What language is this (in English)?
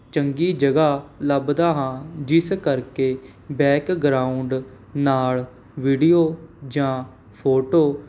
Punjabi